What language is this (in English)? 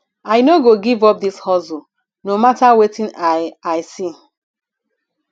Nigerian Pidgin